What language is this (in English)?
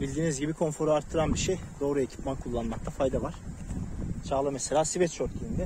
Turkish